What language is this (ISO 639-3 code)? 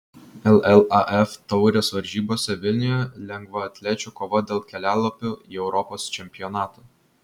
lit